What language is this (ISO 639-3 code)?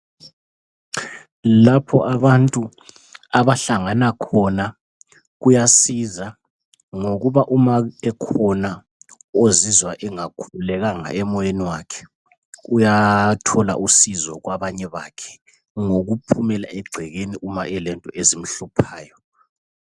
nde